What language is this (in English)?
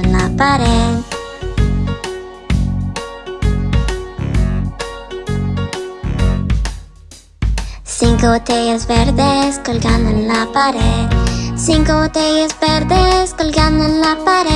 Spanish